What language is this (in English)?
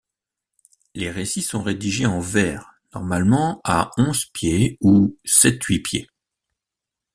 French